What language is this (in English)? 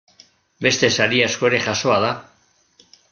Basque